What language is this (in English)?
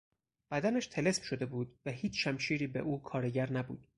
Persian